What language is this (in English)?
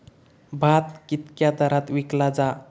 Marathi